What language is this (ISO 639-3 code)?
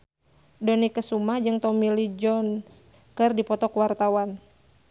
sun